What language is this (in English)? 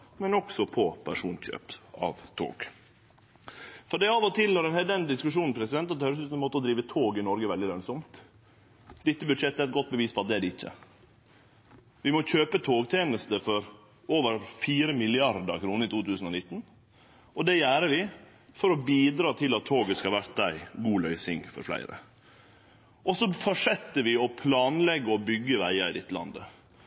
Norwegian Nynorsk